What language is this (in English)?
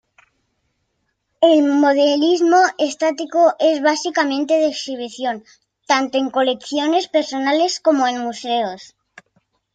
Spanish